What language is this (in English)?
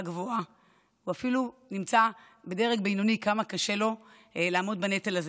Hebrew